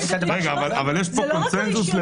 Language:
Hebrew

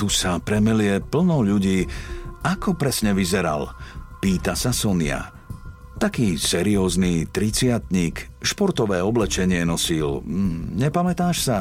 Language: Slovak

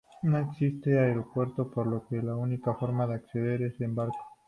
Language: Spanish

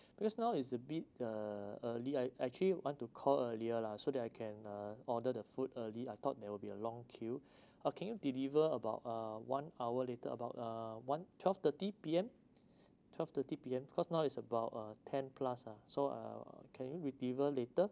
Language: English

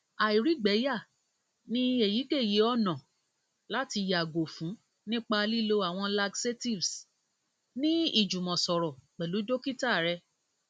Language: Yoruba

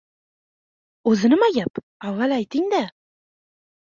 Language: Uzbek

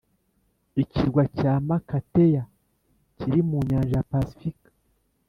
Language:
Kinyarwanda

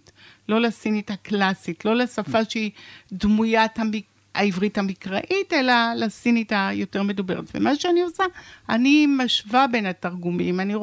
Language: Hebrew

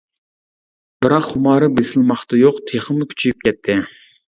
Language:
Uyghur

